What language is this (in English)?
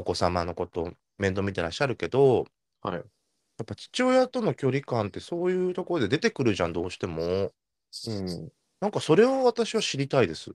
Japanese